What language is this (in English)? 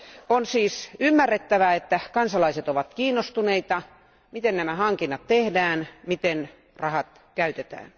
Finnish